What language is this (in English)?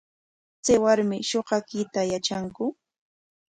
Corongo Ancash Quechua